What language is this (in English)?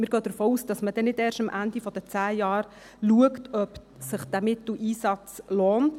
Swiss German